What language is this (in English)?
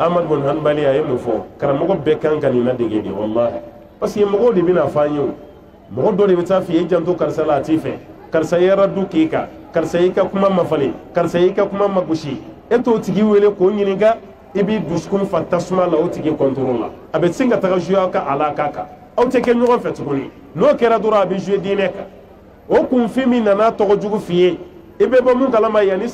Arabic